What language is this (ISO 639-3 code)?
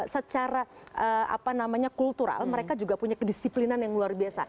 ind